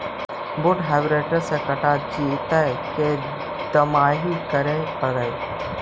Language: Magahi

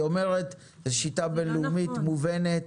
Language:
Hebrew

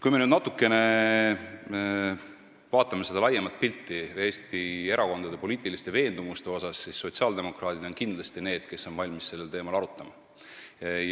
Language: Estonian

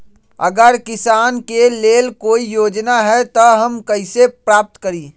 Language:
Magahi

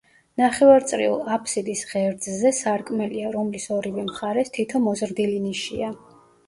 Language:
Georgian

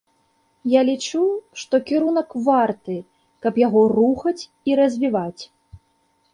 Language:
Belarusian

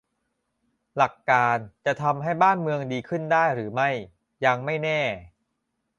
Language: Thai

